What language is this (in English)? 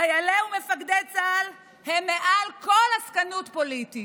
Hebrew